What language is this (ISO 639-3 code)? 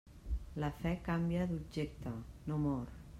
cat